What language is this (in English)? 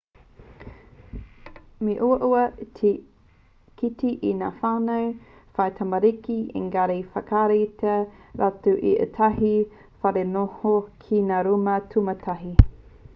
Māori